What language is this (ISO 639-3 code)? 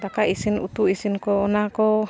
sat